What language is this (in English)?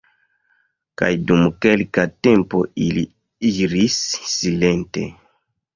Esperanto